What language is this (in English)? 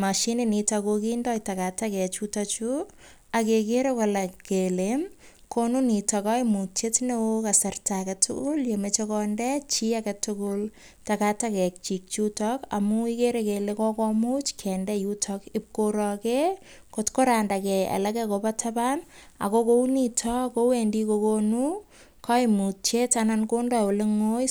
Kalenjin